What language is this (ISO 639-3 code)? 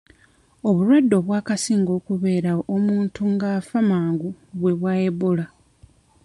lug